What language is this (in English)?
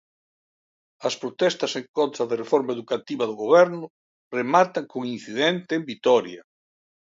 Galician